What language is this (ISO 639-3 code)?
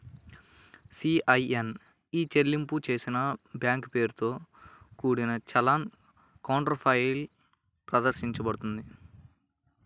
tel